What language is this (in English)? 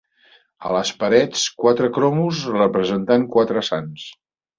Catalan